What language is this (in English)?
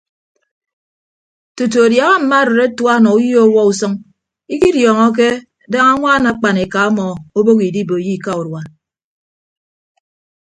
Ibibio